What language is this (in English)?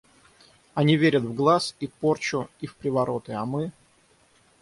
Russian